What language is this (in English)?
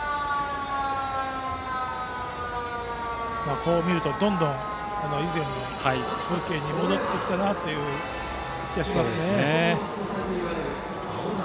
Japanese